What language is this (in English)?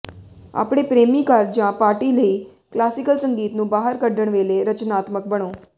Punjabi